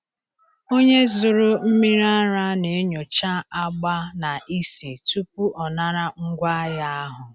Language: Igbo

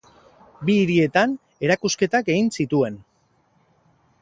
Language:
Basque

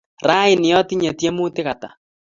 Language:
Kalenjin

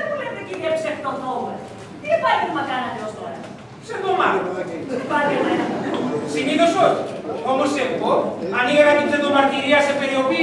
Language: Greek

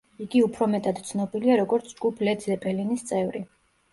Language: Georgian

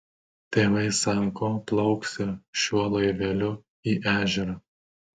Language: Lithuanian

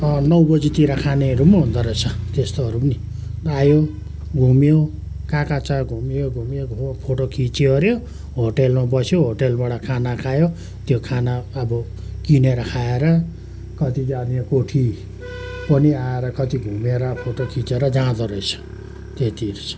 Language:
Nepali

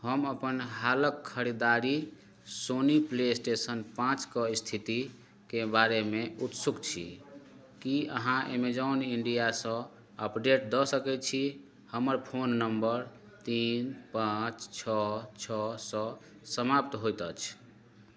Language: Maithili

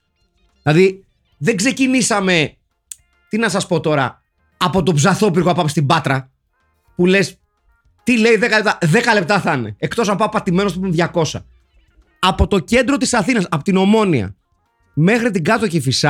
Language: Greek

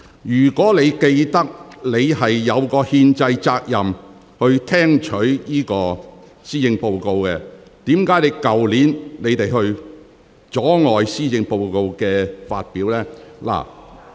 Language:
Cantonese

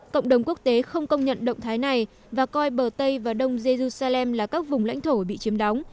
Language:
Vietnamese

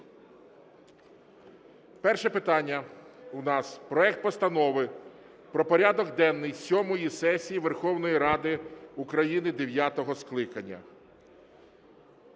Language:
Ukrainian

